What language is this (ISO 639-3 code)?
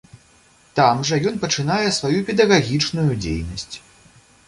bel